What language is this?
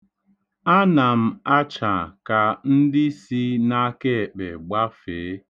Igbo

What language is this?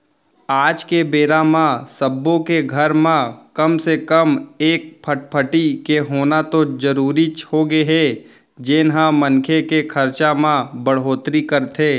Chhattisgarhi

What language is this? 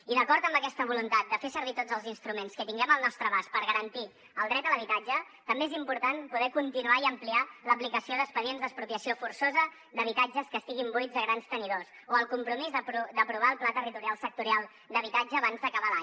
Catalan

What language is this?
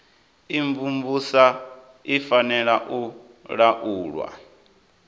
Venda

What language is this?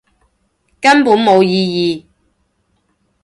Cantonese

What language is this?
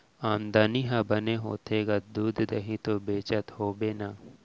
Chhattisgarhi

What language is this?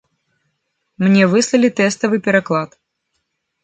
Belarusian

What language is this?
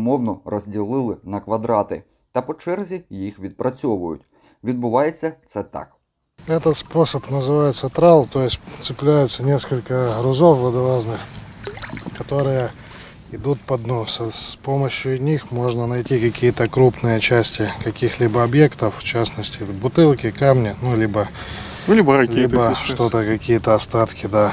Ukrainian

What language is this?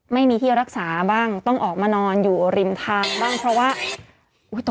Thai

